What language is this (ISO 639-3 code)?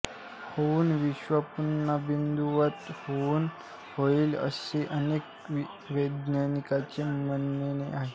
mar